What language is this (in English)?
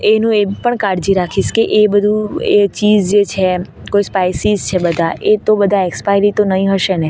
Gujarati